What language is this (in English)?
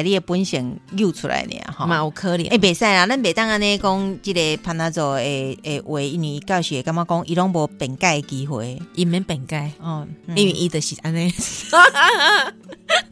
Chinese